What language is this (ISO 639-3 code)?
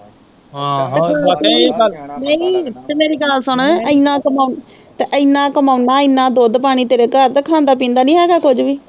pan